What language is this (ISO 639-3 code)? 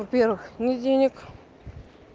rus